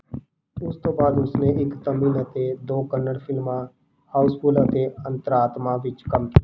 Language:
Punjabi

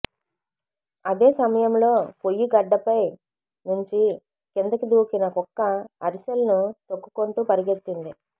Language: Telugu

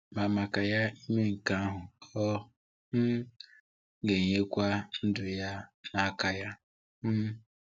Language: Igbo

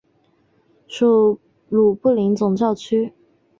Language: Chinese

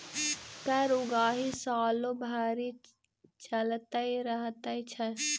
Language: Maithili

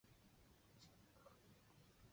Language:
Chinese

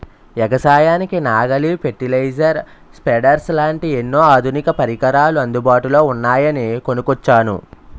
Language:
Telugu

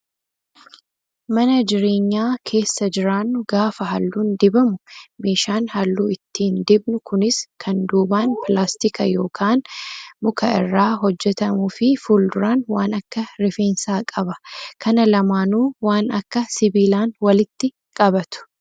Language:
Oromo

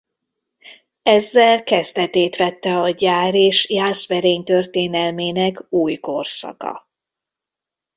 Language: Hungarian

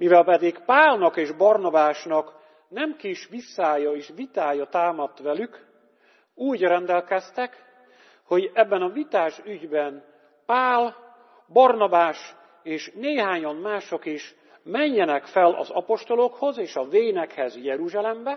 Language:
Hungarian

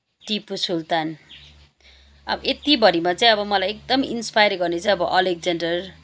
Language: Nepali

